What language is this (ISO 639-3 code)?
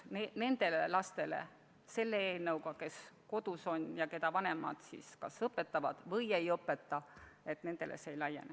est